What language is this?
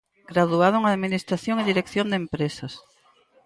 Galician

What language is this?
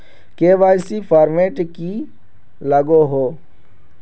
Magahi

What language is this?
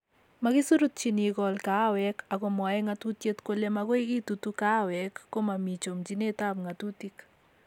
Kalenjin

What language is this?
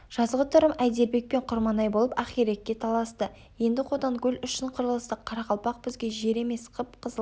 Kazakh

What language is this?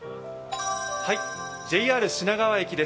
Japanese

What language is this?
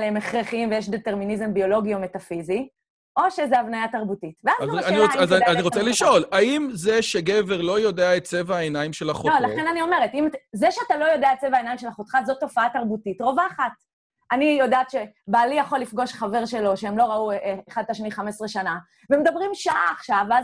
Hebrew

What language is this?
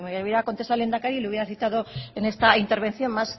Spanish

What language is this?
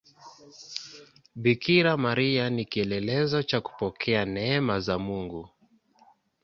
Swahili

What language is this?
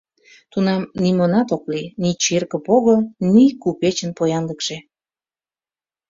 Mari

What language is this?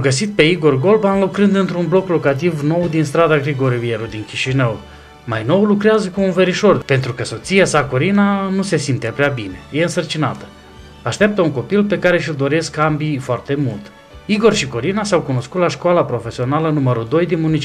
Romanian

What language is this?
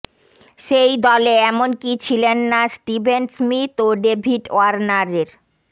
Bangla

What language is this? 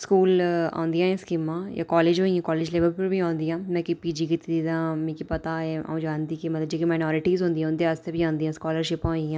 Dogri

